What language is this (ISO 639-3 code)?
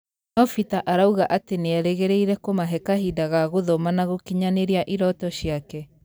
kik